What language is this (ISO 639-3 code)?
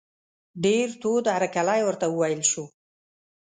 pus